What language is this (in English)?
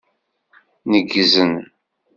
Kabyle